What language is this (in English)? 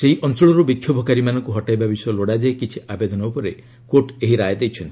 Odia